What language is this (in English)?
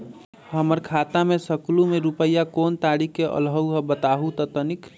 Magahi